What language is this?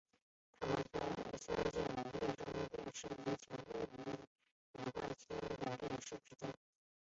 Chinese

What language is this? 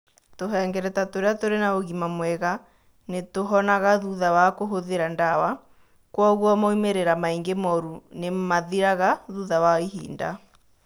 Kikuyu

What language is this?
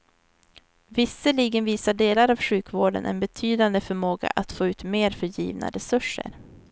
Swedish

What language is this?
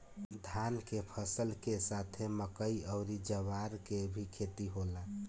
Bhojpuri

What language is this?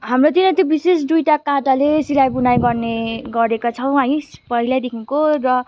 Nepali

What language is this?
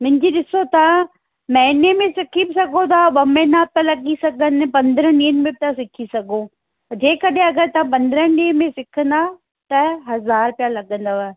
Sindhi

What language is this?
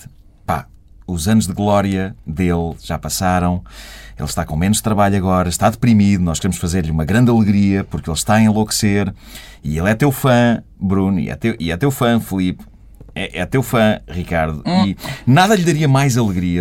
Portuguese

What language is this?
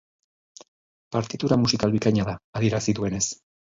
Basque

